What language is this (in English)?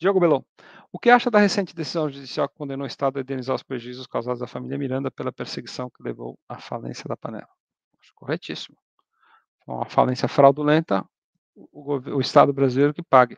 Portuguese